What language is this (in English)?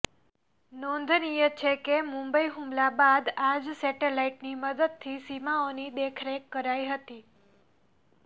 Gujarati